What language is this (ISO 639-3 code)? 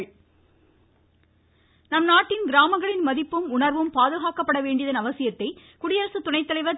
tam